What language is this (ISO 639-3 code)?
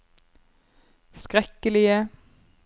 nor